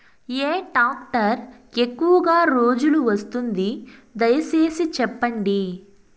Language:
Telugu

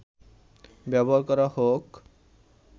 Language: Bangla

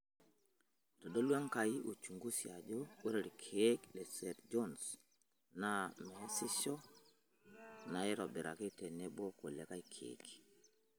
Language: Masai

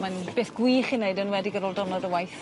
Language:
Welsh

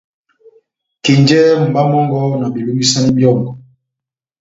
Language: Batanga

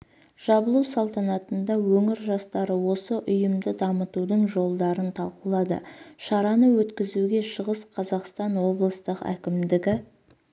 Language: Kazakh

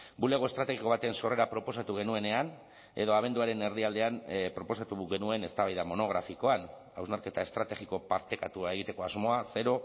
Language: Basque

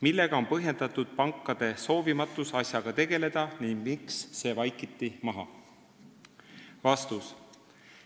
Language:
Estonian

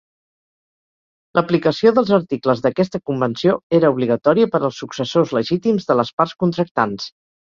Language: Catalan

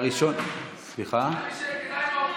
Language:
Hebrew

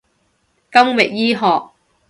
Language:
Cantonese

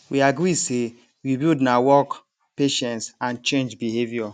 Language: Nigerian Pidgin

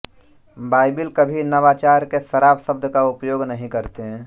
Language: Hindi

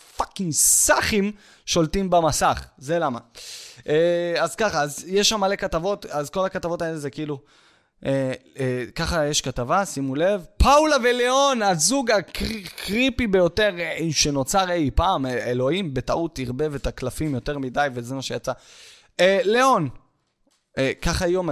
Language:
Hebrew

